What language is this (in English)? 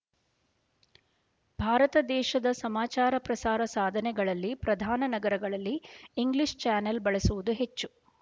Kannada